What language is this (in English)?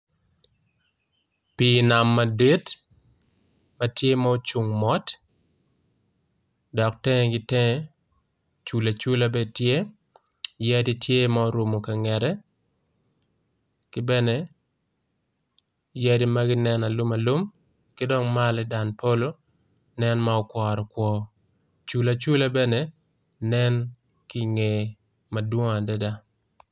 Acoli